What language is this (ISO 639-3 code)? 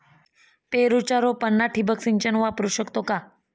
mar